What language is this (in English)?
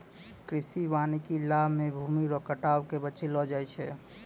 Maithili